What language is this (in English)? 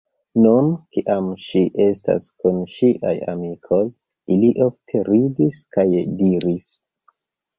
Esperanto